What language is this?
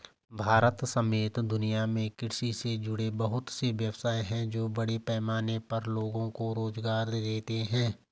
Hindi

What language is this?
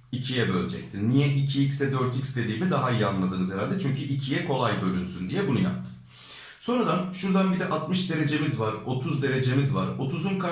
Turkish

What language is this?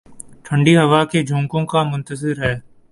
Urdu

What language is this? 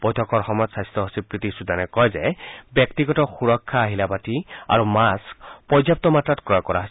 Assamese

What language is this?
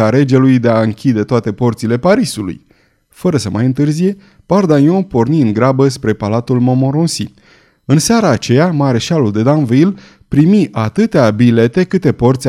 Romanian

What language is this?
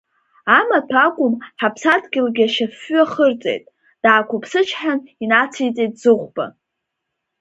Abkhazian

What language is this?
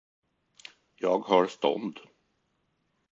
Swedish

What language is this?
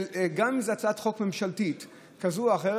Hebrew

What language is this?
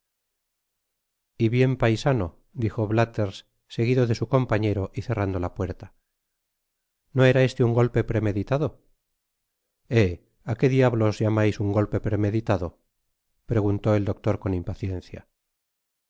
Spanish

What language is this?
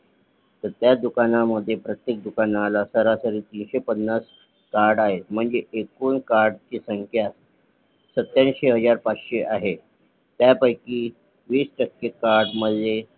Marathi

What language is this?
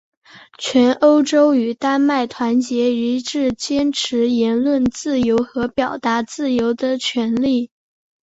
Chinese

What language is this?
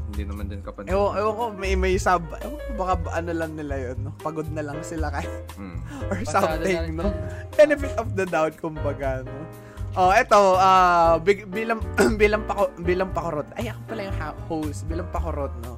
Filipino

